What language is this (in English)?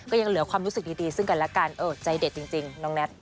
Thai